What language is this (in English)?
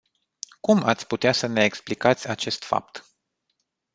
Romanian